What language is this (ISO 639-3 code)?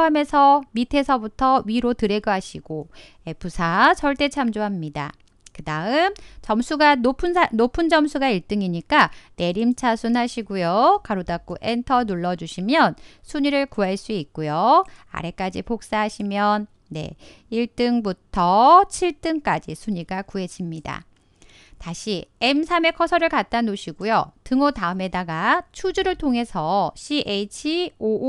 kor